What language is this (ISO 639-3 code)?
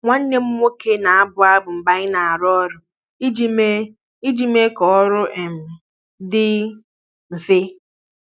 ibo